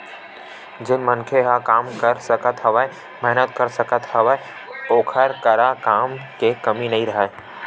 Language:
Chhattisgarhi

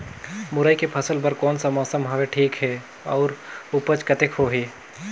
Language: Chhattisgarhi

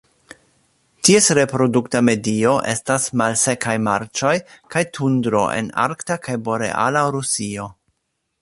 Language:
Esperanto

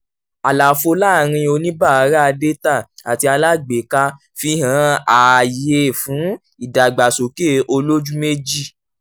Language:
Yoruba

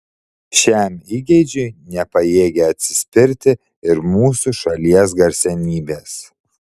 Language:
Lithuanian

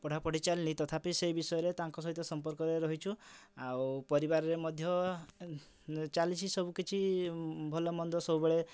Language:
Odia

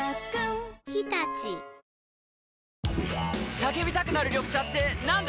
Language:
Japanese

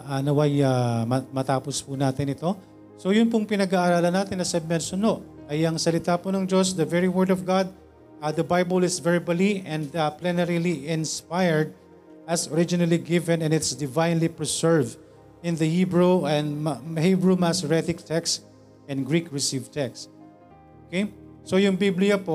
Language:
Filipino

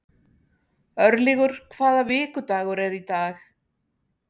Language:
Icelandic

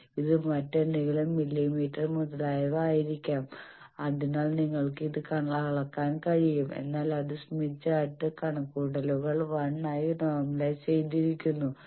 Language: Malayalam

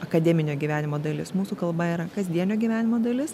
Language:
Lithuanian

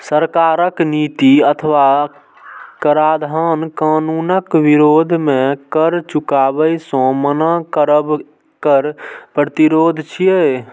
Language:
Maithili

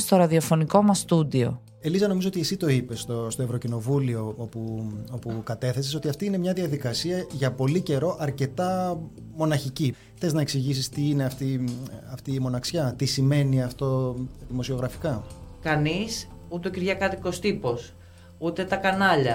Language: Greek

